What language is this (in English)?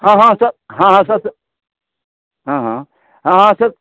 Maithili